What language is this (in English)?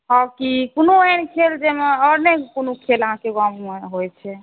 Maithili